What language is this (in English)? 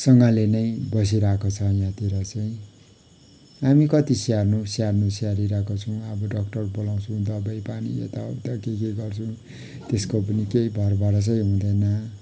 Nepali